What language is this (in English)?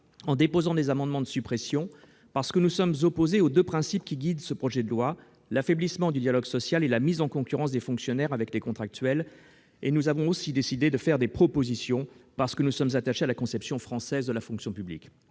French